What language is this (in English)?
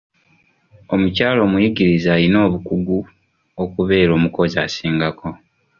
Ganda